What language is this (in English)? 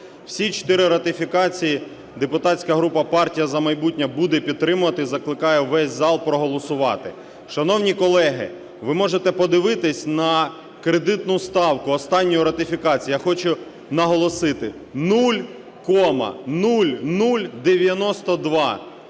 Ukrainian